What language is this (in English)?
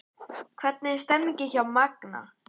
Icelandic